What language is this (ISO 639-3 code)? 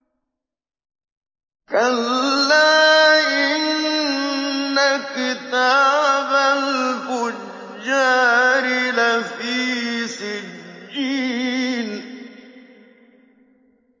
ara